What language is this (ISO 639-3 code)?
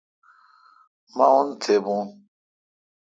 xka